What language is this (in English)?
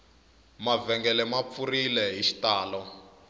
Tsonga